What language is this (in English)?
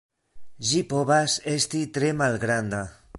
Esperanto